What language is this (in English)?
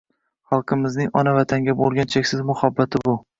Uzbek